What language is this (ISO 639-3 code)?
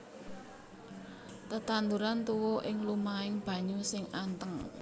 jav